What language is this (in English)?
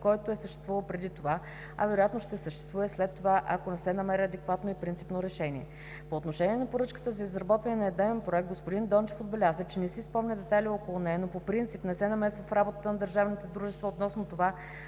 Bulgarian